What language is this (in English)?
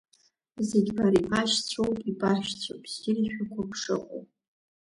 Abkhazian